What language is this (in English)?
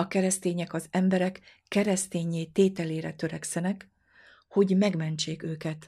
Hungarian